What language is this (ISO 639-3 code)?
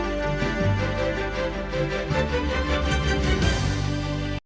ukr